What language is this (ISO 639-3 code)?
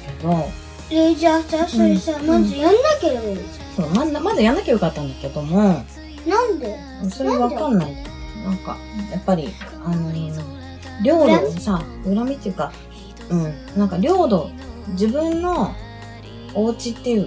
jpn